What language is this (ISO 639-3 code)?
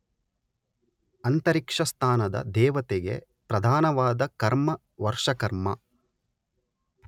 kan